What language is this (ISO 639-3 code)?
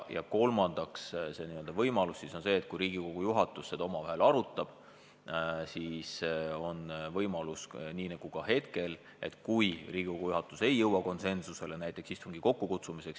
est